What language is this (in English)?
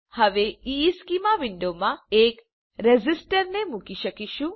Gujarati